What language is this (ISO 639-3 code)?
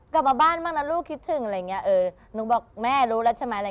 tha